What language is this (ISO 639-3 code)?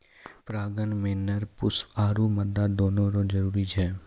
mai